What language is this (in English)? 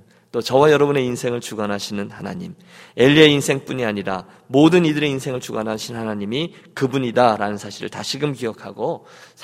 Korean